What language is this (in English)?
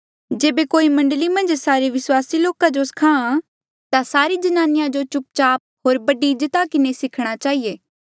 Mandeali